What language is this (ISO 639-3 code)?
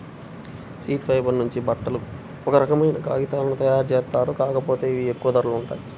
tel